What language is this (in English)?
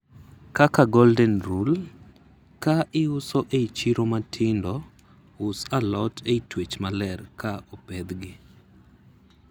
Luo (Kenya and Tanzania)